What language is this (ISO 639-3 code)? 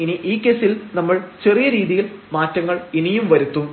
mal